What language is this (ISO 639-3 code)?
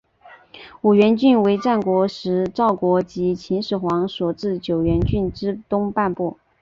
zho